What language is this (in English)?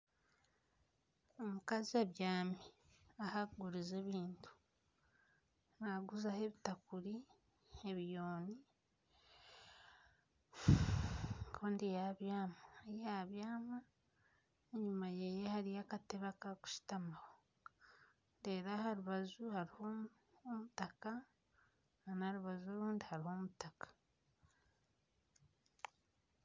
Nyankole